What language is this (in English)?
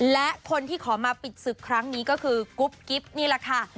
Thai